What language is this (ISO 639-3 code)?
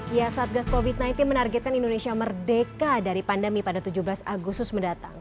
ind